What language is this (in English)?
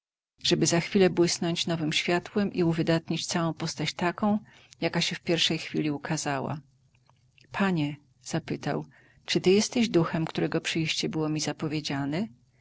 Polish